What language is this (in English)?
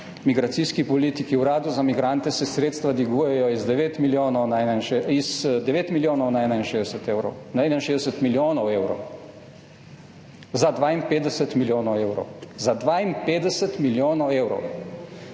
Slovenian